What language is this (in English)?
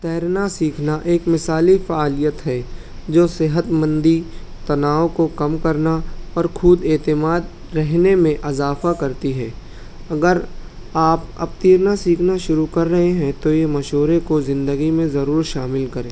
Urdu